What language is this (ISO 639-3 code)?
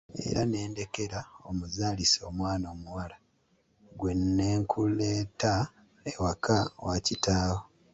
lug